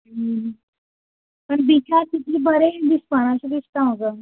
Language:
Konkani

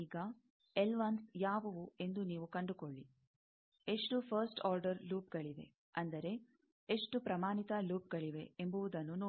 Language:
Kannada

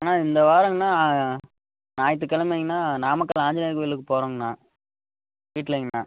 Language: Tamil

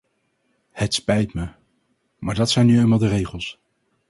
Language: Dutch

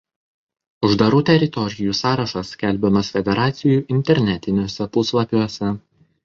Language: Lithuanian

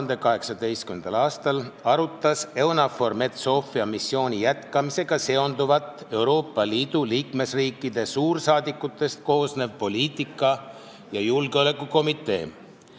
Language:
Estonian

